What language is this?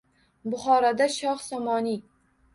Uzbek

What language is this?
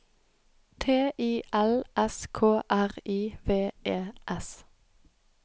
Norwegian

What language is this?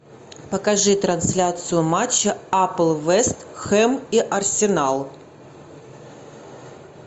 Russian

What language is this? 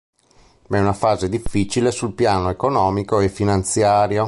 Italian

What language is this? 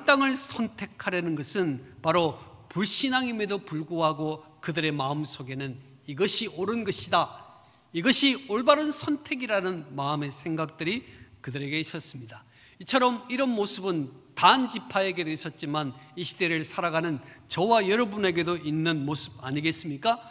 Korean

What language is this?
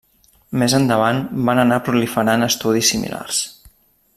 Catalan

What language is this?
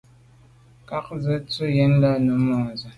Medumba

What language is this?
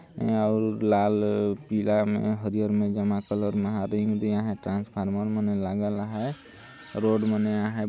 Sadri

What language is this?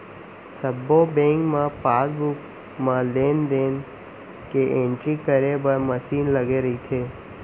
Chhattisgarhi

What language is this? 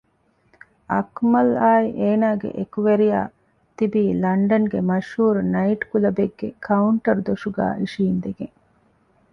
Divehi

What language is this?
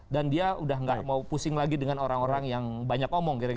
Indonesian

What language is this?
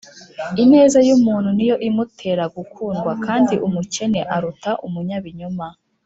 Kinyarwanda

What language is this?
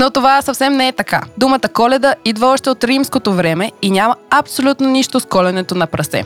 Bulgarian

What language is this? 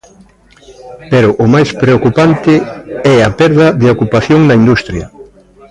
Galician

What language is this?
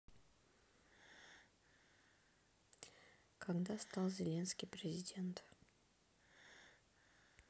Russian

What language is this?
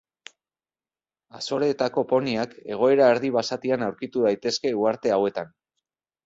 Basque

